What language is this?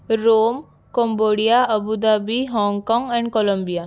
Marathi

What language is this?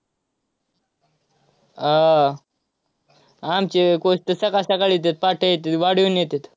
Marathi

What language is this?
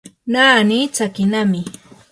Yanahuanca Pasco Quechua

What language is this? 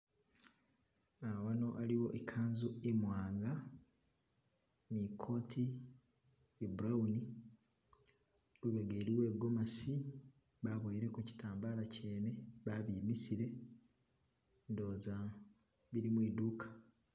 Masaaba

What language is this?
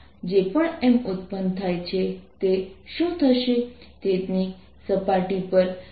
Gujarati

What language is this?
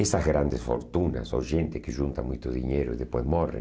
Portuguese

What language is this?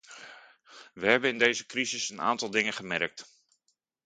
Dutch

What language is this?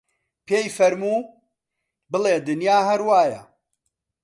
Central Kurdish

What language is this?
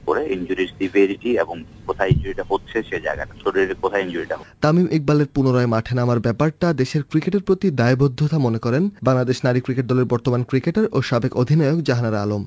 Bangla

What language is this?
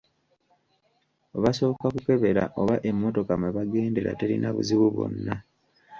Ganda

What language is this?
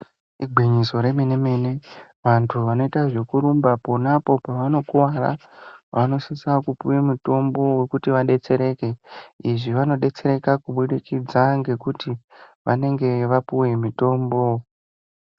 Ndau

